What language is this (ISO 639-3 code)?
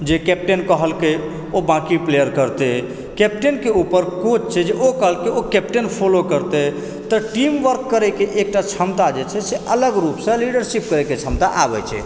mai